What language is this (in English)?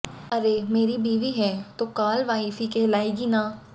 Hindi